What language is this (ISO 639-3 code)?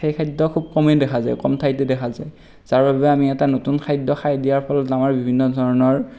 asm